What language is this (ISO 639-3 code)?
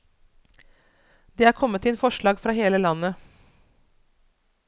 nor